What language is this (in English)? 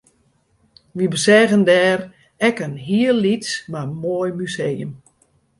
Western Frisian